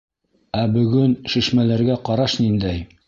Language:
Bashkir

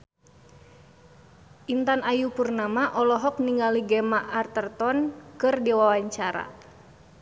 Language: Sundanese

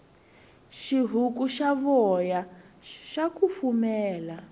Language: Tsonga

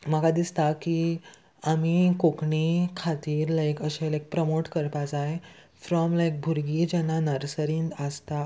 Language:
Konkani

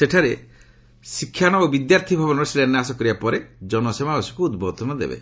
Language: Odia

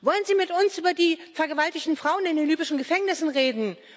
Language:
German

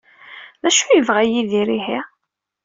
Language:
Kabyle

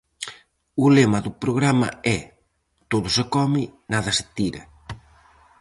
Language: Galician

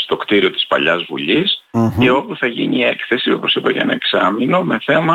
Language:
Greek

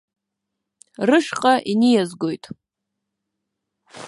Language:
Abkhazian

